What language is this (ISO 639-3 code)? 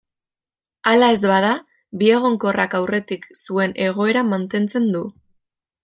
eus